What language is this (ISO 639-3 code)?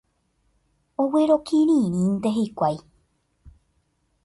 grn